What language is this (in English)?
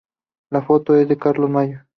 Spanish